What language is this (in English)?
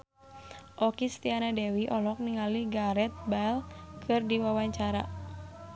Sundanese